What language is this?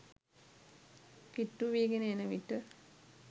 Sinhala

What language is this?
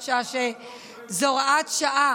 Hebrew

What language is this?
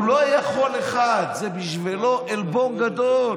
Hebrew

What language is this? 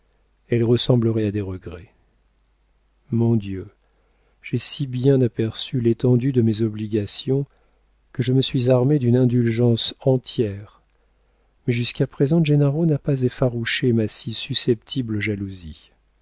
French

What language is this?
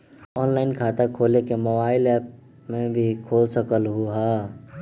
Magahi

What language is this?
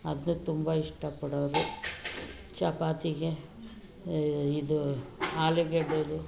Kannada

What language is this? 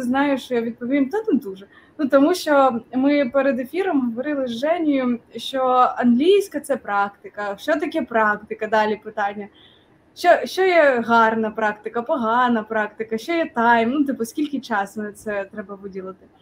Ukrainian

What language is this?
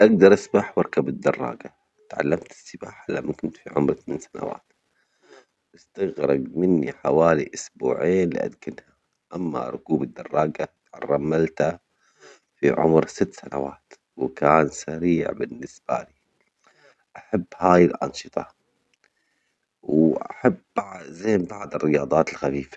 Omani Arabic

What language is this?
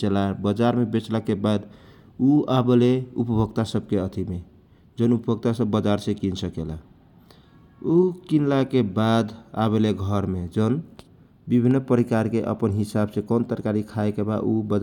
Kochila Tharu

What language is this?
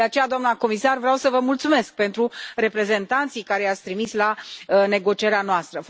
Romanian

